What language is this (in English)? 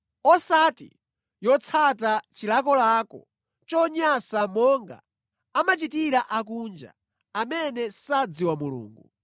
Nyanja